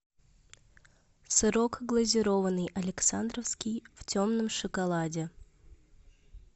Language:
Russian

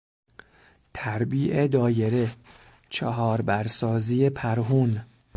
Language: Persian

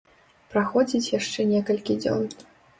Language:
Belarusian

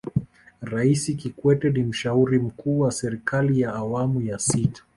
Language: Swahili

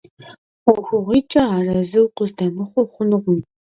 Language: Kabardian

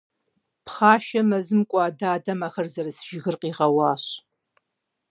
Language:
Kabardian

